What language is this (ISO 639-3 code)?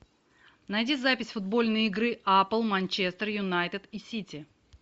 rus